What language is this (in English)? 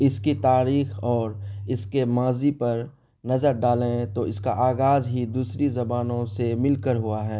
Urdu